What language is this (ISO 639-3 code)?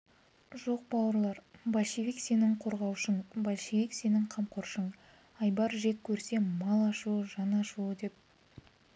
kaz